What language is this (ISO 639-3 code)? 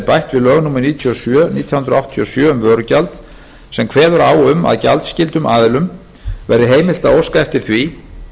isl